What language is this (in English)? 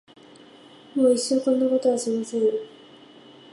Japanese